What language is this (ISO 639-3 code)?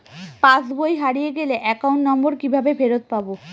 ben